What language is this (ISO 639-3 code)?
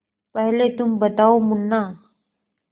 hin